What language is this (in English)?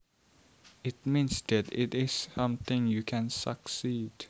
Javanese